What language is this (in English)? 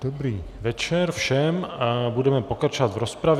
Czech